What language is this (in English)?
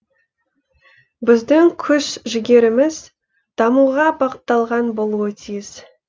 Kazakh